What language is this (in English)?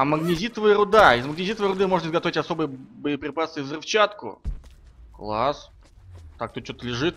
Russian